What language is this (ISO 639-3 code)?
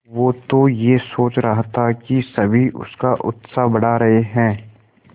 hin